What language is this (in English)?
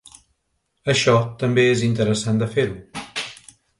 Catalan